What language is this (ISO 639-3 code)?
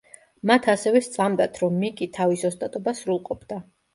kat